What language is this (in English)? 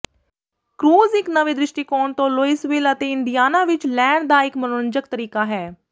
Punjabi